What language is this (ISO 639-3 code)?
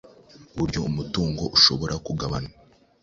kin